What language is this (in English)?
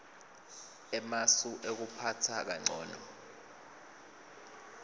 Swati